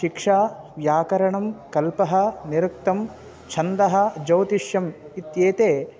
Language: Sanskrit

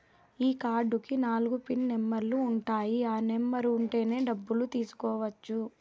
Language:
Telugu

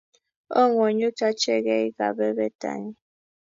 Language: Kalenjin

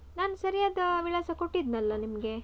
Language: Kannada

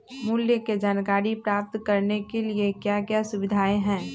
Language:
Magahi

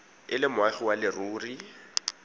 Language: Tswana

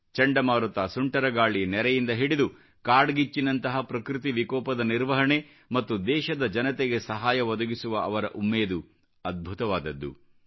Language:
Kannada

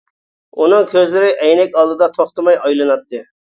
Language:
Uyghur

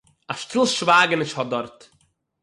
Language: Yiddish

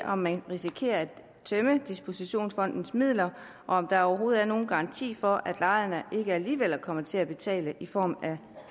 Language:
Danish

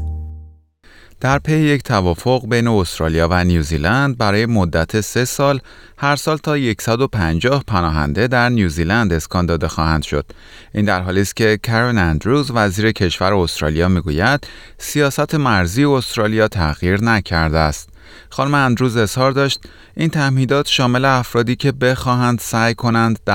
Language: Persian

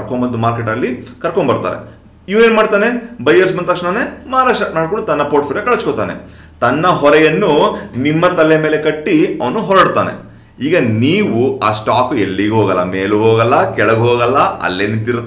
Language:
Hindi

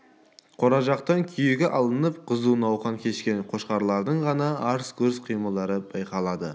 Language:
Kazakh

